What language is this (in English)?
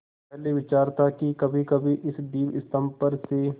Hindi